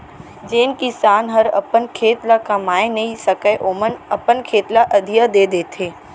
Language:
Chhattisgarhi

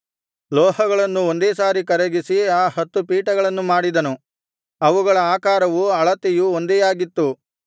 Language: Kannada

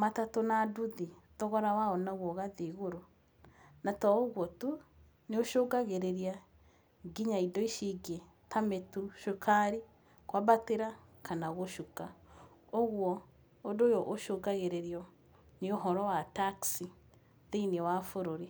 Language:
Kikuyu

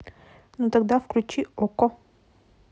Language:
Russian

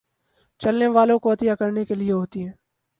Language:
Urdu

